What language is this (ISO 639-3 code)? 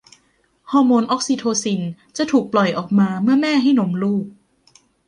tha